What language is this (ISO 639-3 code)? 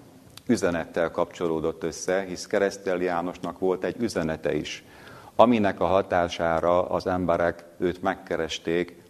hun